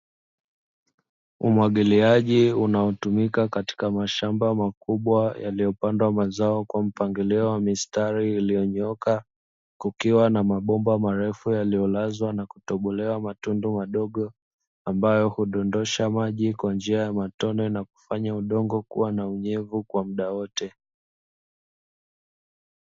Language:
Swahili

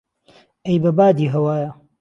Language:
Central Kurdish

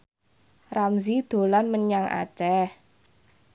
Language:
Javanese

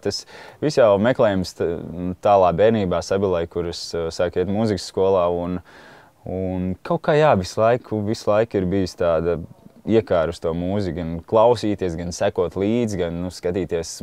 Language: Latvian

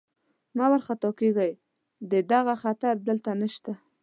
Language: Pashto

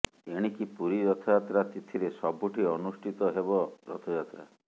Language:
Odia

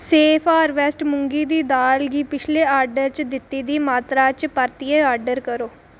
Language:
Dogri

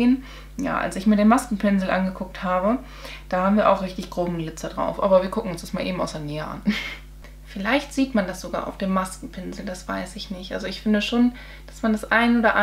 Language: German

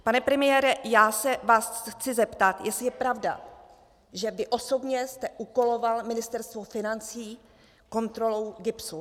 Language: Czech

